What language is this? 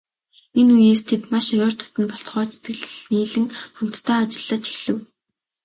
Mongolian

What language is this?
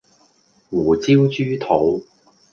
Cantonese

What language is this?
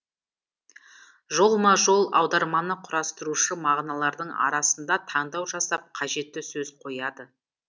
Kazakh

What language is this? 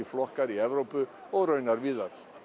Icelandic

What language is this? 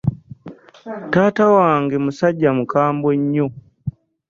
Ganda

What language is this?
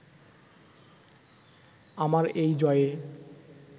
Bangla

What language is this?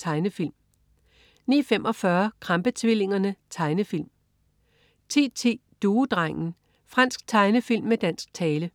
Danish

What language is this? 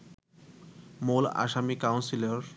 Bangla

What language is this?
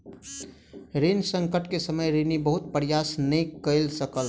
Maithili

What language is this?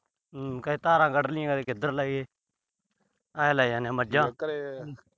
Punjabi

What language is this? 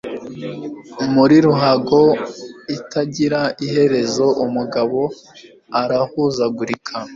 Kinyarwanda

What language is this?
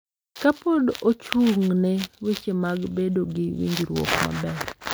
Luo (Kenya and Tanzania)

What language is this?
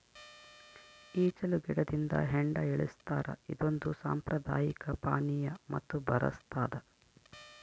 Kannada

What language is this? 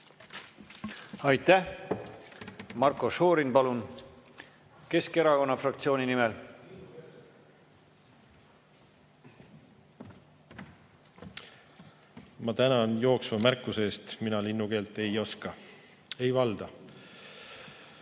Estonian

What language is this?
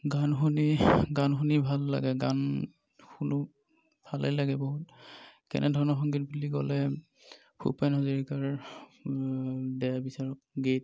Assamese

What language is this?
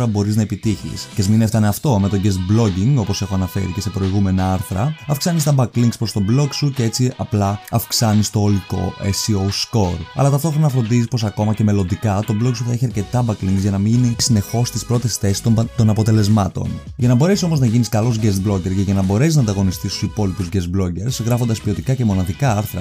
Greek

